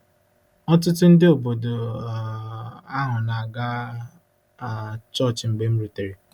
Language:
Igbo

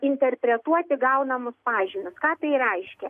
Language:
Lithuanian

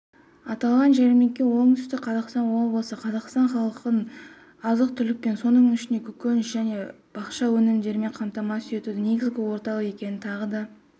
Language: Kazakh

